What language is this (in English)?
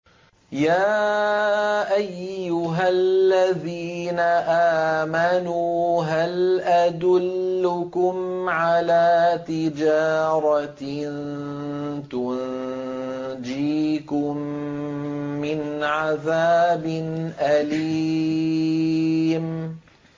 Arabic